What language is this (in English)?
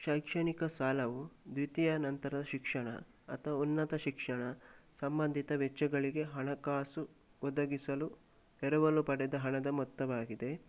Kannada